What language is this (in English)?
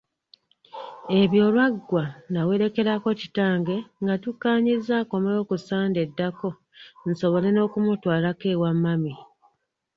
Ganda